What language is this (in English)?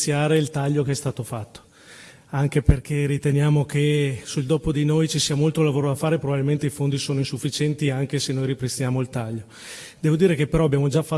Italian